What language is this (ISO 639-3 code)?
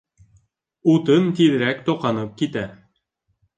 bak